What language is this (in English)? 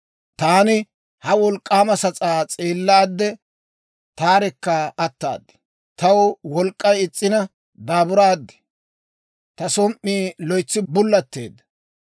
Dawro